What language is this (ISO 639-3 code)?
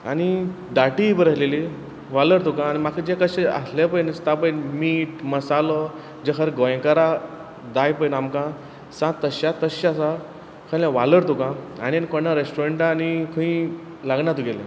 kok